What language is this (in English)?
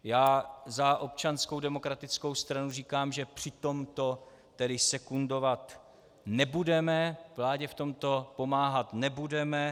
Czech